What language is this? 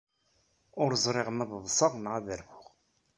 Kabyle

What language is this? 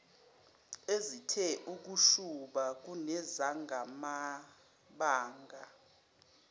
Zulu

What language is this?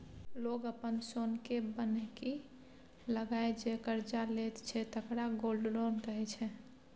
Maithili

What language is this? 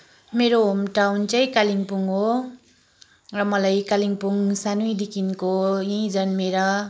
Nepali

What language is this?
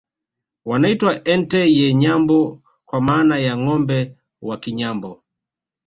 Swahili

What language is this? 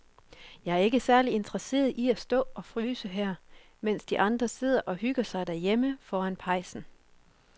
Danish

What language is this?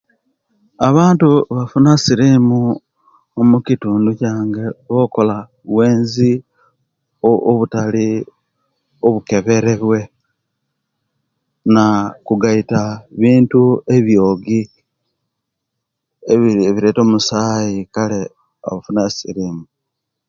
Kenyi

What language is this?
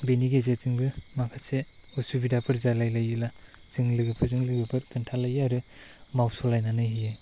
Bodo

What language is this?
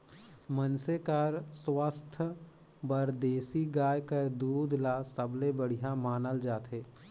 Chhattisgarhi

